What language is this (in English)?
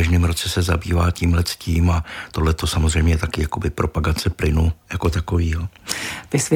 Czech